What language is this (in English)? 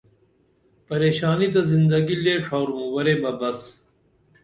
Dameli